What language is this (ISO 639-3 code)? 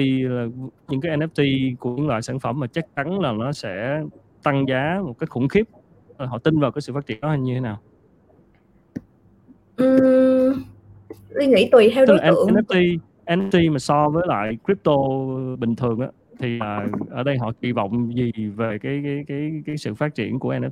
vie